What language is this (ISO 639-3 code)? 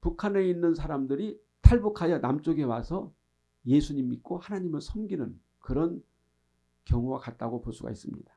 kor